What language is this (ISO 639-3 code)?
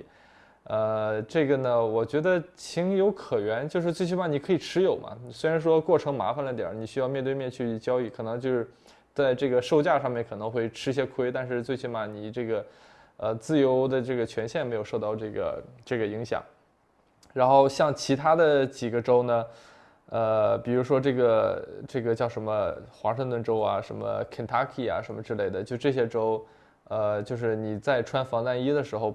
zho